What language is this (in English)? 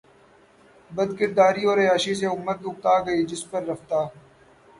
Urdu